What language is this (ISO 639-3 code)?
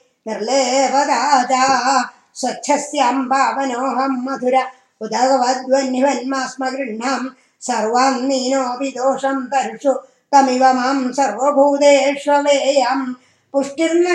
tam